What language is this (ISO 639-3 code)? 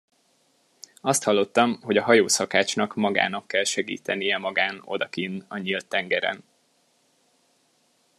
hun